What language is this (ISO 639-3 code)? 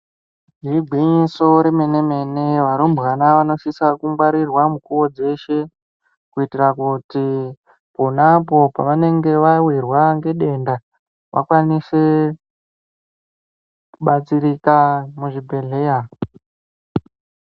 ndc